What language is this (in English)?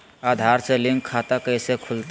Magahi